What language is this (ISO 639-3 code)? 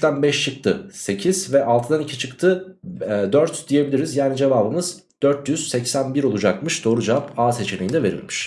tur